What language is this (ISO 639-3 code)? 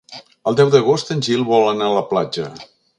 cat